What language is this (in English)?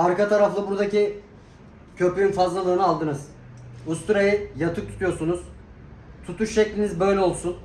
Turkish